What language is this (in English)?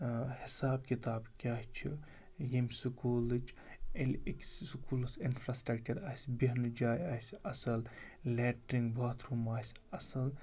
Kashmiri